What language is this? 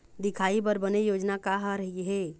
Chhattisgarhi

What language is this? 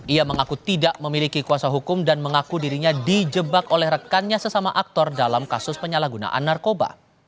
Indonesian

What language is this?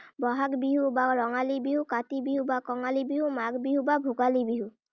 Assamese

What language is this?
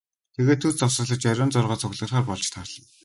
Mongolian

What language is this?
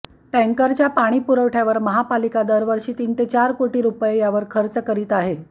Marathi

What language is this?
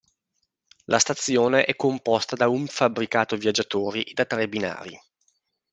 Italian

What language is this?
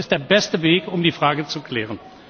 German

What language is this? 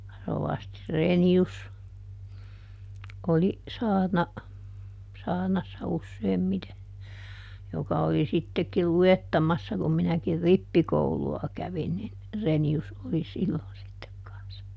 Finnish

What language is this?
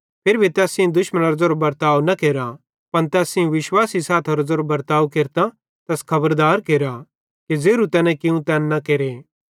Bhadrawahi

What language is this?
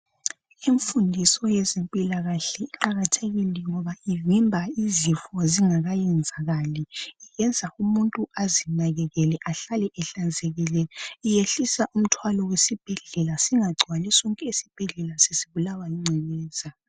North Ndebele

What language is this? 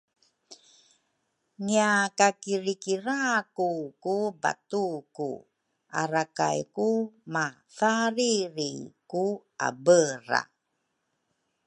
Rukai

